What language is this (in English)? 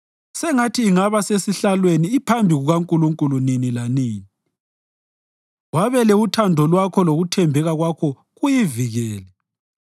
North Ndebele